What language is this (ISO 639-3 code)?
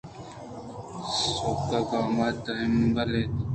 bgp